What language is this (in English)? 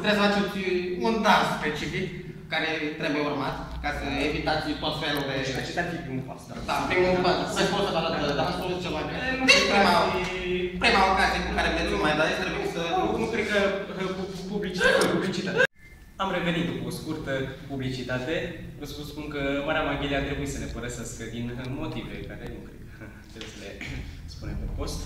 Romanian